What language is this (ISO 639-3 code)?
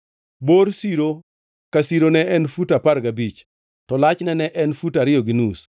luo